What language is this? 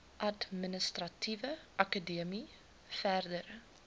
Afrikaans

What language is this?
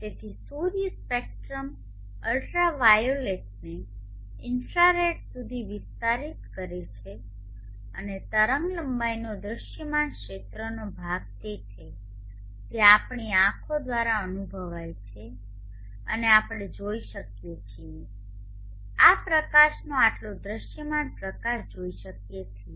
Gujarati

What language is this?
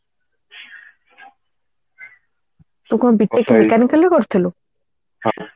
Odia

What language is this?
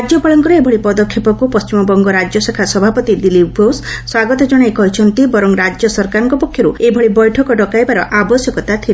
Odia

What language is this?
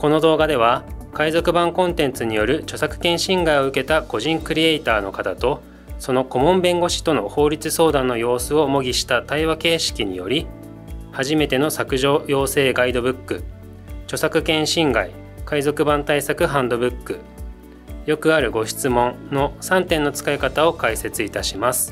Japanese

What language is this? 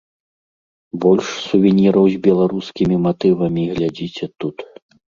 Belarusian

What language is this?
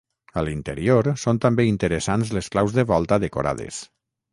Catalan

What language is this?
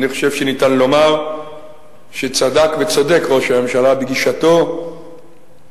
Hebrew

